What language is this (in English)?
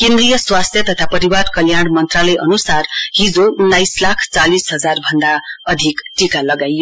Nepali